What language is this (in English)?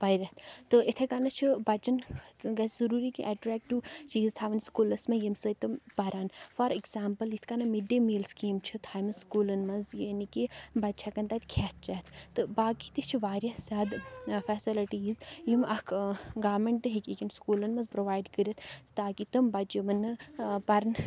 Kashmiri